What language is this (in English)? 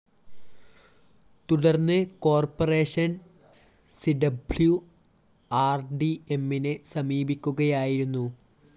Malayalam